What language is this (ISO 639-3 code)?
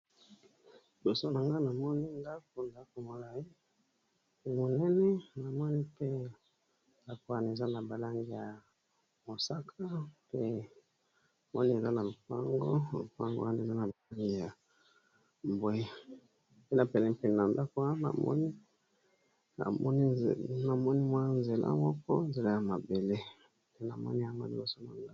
lin